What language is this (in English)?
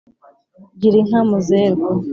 Kinyarwanda